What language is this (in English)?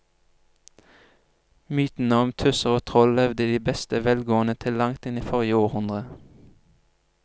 Norwegian